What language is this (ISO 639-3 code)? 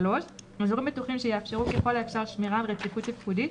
heb